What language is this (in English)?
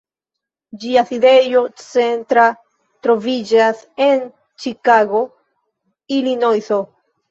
Esperanto